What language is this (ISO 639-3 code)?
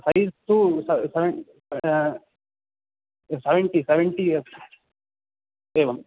san